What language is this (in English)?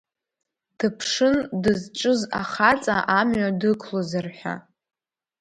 Abkhazian